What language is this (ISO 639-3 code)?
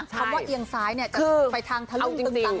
tha